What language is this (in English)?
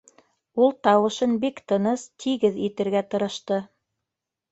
Bashkir